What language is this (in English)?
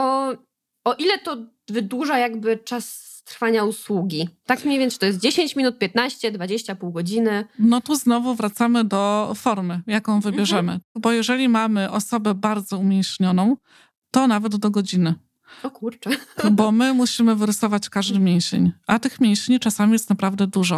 Polish